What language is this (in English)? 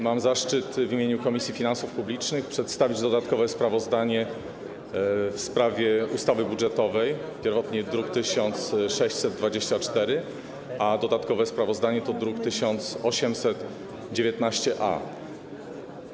Polish